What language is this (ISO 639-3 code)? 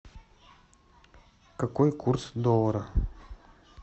rus